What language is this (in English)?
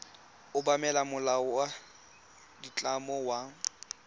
Tswana